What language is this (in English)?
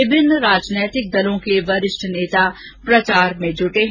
Hindi